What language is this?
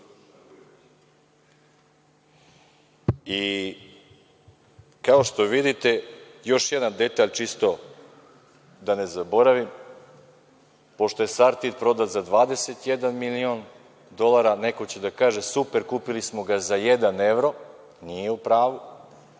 Serbian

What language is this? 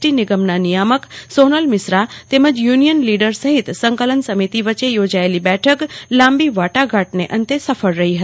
Gujarati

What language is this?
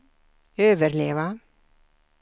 Swedish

